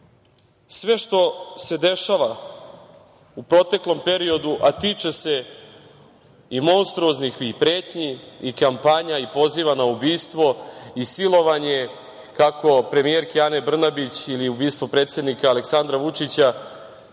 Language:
Serbian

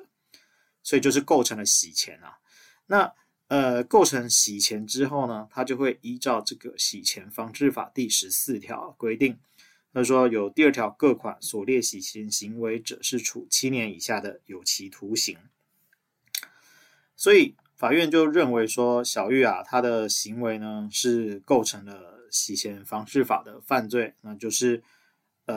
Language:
Chinese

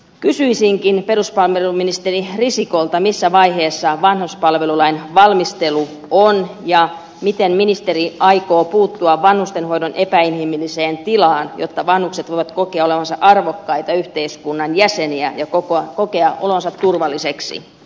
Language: Finnish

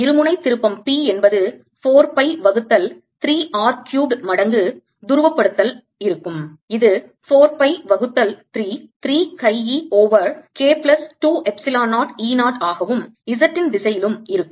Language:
Tamil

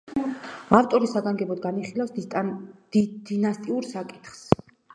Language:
Georgian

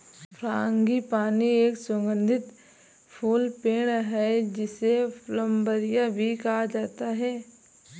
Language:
Hindi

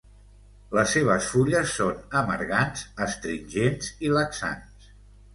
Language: Catalan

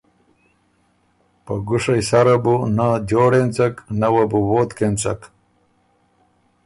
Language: Ormuri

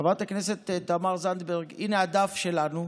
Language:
Hebrew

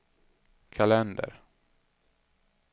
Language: Swedish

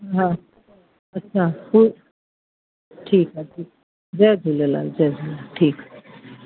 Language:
Sindhi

